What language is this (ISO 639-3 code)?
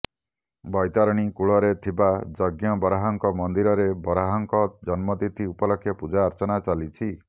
ori